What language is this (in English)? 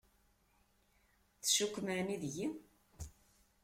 Kabyle